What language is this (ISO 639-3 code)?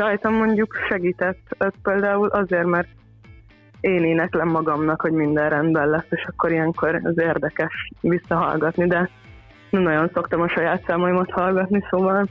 hun